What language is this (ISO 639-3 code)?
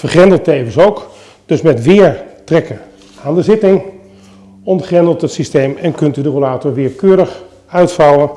nld